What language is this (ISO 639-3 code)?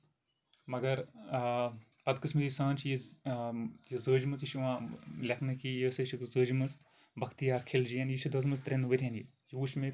kas